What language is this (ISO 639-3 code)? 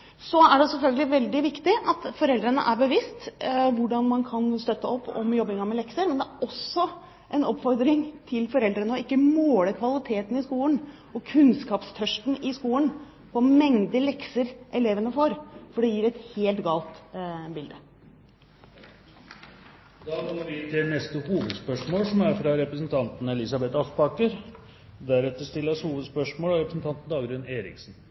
nor